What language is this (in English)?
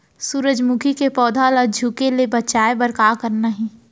Chhattisgarhi